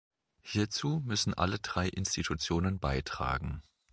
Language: German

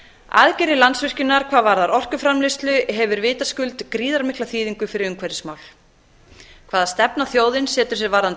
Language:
Icelandic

